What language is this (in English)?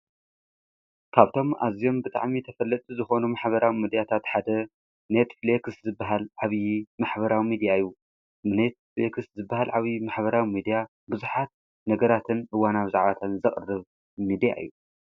Tigrinya